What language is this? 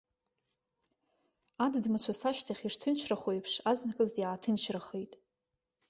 Abkhazian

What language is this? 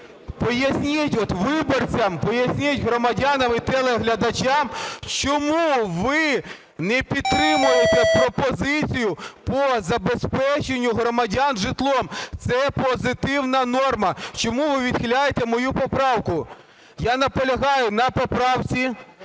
Ukrainian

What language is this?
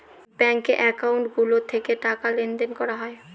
Bangla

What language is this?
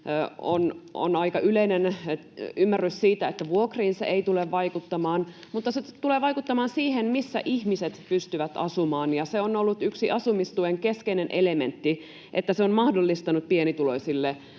Finnish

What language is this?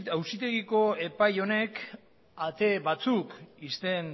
Basque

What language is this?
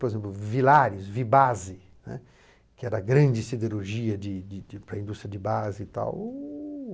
Portuguese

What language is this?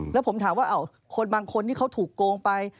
Thai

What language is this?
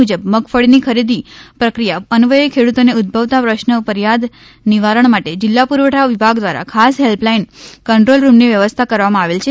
Gujarati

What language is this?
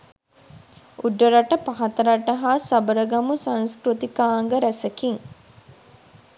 Sinhala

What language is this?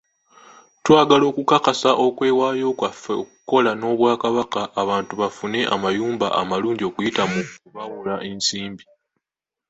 Ganda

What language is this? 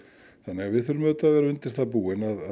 Icelandic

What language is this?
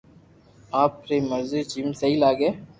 Loarki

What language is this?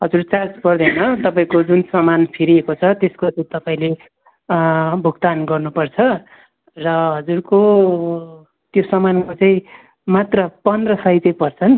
Nepali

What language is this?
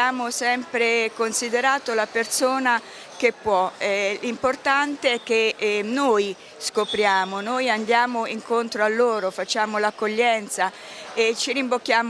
Italian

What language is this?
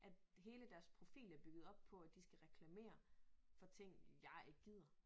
Danish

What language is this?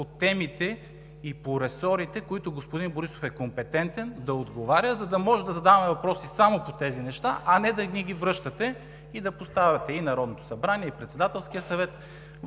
Bulgarian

